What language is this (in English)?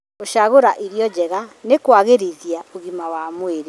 Kikuyu